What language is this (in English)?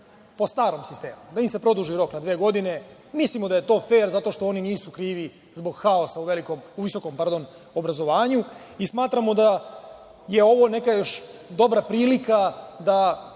Serbian